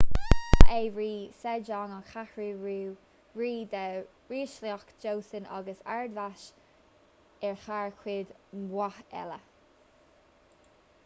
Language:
Irish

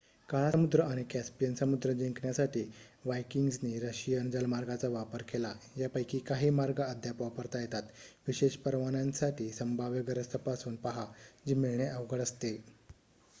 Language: Marathi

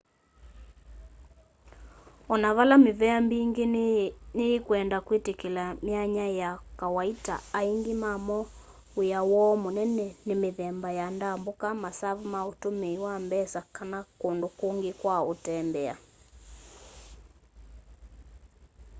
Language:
Kamba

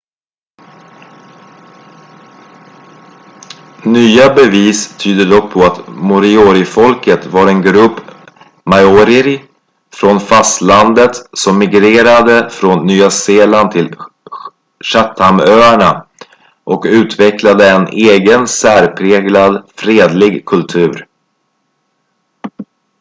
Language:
Swedish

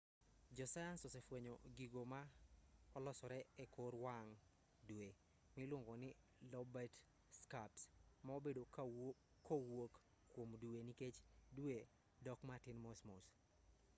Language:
Luo (Kenya and Tanzania)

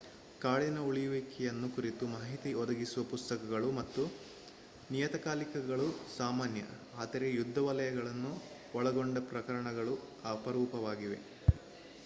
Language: Kannada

